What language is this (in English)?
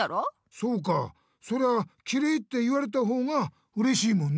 Japanese